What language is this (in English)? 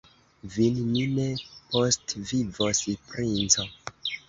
Esperanto